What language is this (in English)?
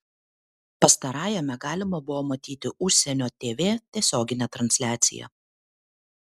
Lithuanian